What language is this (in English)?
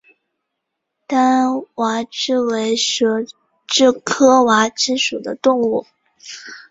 Chinese